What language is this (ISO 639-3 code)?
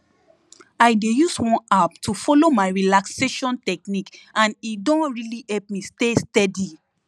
pcm